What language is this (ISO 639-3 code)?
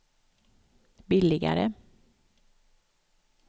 swe